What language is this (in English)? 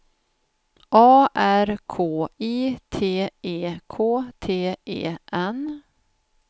Swedish